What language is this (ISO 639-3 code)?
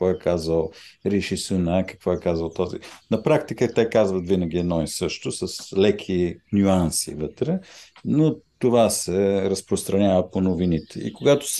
bul